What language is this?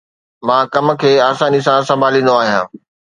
Sindhi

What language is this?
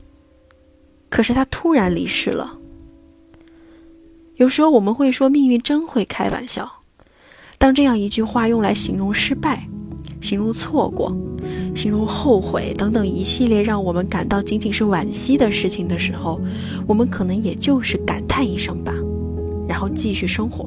Chinese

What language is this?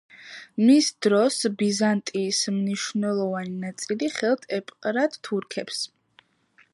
Georgian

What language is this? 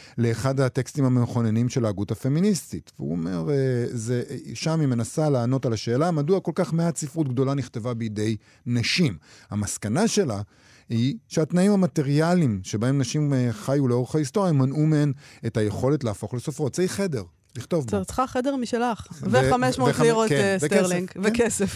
Hebrew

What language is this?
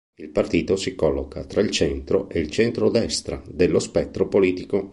Italian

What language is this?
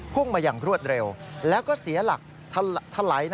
Thai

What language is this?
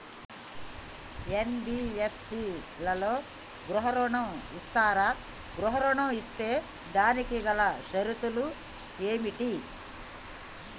Telugu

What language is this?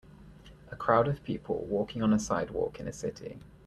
English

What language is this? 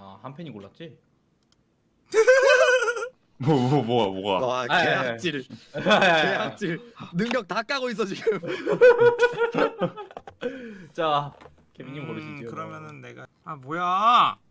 Korean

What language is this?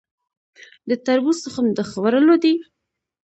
Pashto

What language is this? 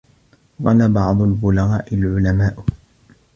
Arabic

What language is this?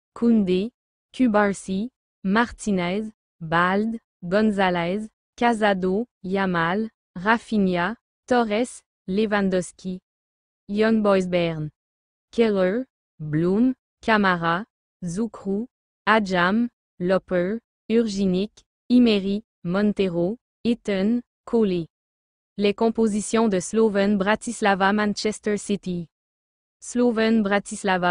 French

